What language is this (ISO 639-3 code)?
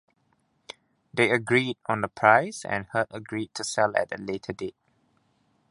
eng